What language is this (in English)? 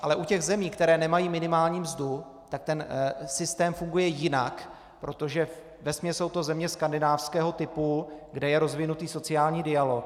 Czech